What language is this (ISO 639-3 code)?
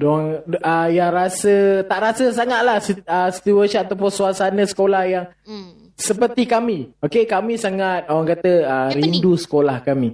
msa